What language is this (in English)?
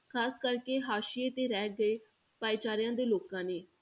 Punjabi